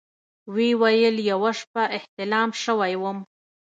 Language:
Pashto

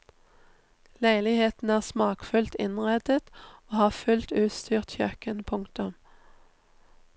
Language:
Norwegian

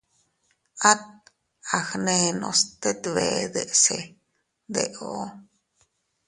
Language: Teutila Cuicatec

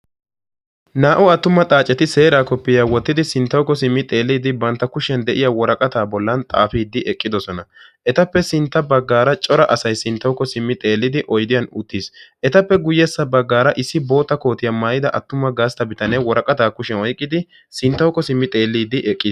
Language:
Wolaytta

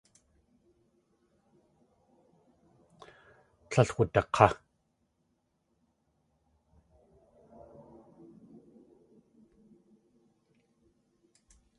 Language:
Tlingit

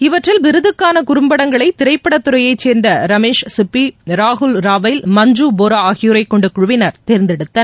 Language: Tamil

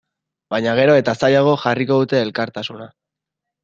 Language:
Basque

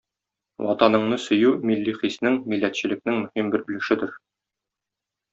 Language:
Tatar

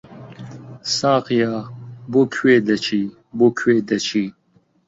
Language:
Central Kurdish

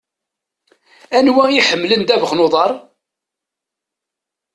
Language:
Kabyle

